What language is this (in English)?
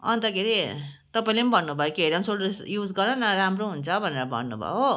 Nepali